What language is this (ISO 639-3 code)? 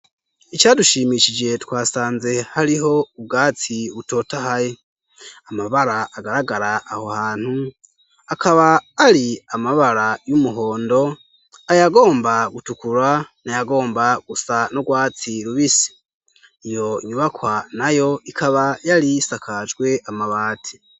run